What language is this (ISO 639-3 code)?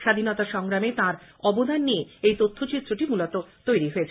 ben